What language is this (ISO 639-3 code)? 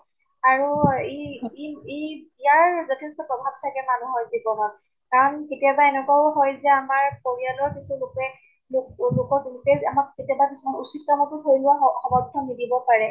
asm